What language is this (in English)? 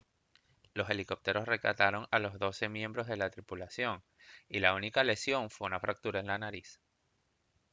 Spanish